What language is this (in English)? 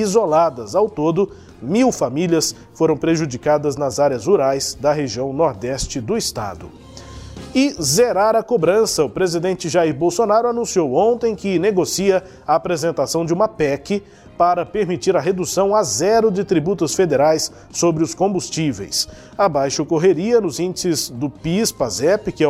Portuguese